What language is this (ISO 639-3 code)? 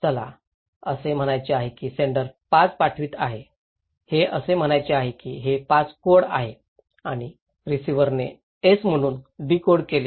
mar